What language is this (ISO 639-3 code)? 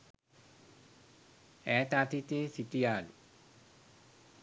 sin